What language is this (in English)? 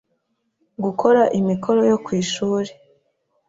Kinyarwanda